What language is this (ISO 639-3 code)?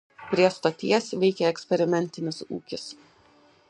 lit